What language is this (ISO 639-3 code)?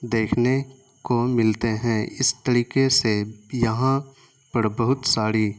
urd